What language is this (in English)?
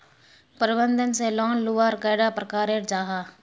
Magahi